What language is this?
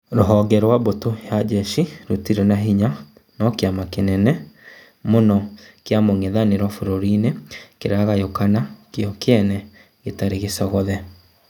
Kikuyu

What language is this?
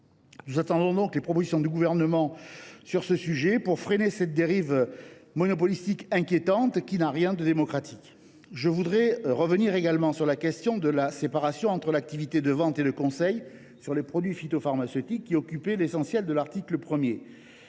French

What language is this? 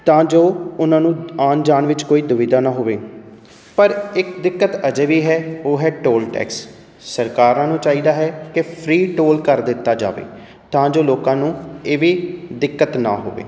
Punjabi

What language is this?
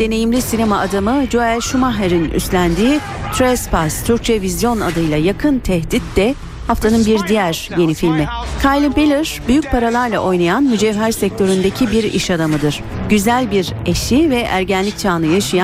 Turkish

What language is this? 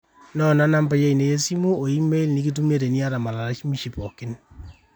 Masai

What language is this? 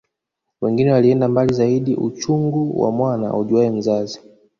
Swahili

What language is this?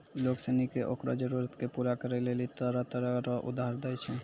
Maithili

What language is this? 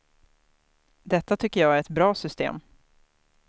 Swedish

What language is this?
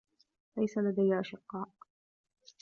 Arabic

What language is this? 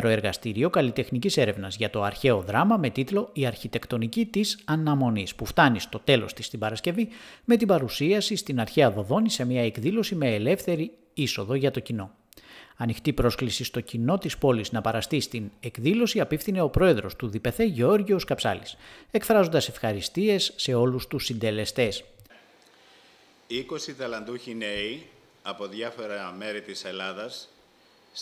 Greek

